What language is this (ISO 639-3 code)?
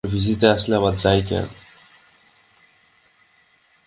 ben